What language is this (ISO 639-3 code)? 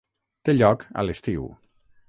cat